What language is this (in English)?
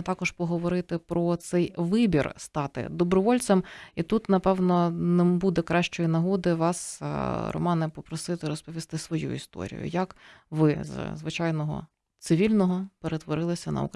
Ukrainian